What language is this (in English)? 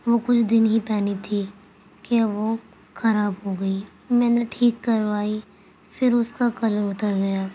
Urdu